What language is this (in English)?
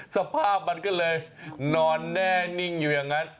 Thai